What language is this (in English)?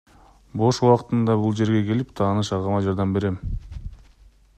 Kyrgyz